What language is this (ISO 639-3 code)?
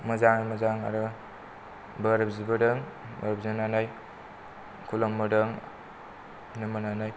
brx